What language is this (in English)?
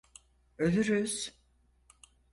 Turkish